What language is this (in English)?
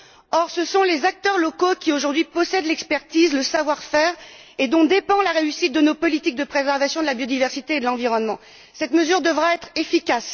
French